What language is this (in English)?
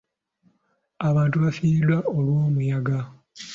Ganda